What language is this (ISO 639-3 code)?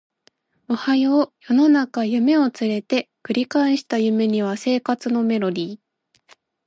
jpn